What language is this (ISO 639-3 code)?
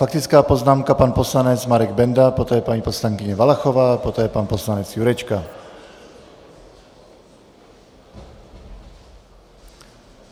ces